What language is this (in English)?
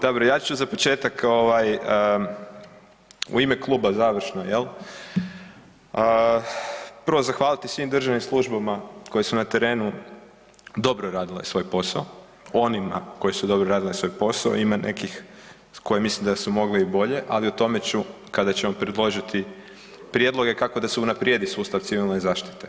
Croatian